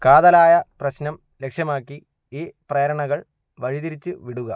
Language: Malayalam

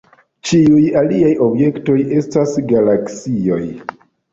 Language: Esperanto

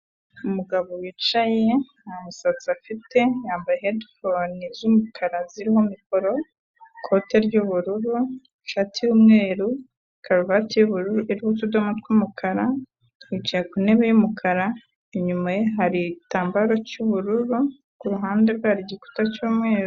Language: Kinyarwanda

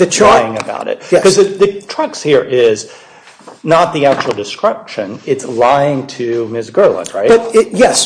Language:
English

